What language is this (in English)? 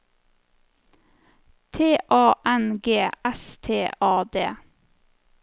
Norwegian